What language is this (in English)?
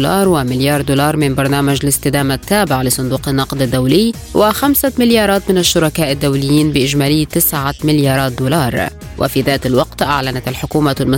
Arabic